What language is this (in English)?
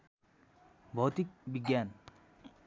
Nepali